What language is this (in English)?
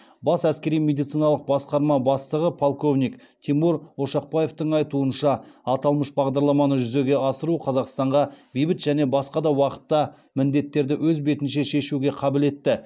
Kazakh